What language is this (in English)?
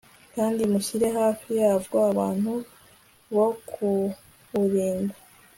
Kinyarwanda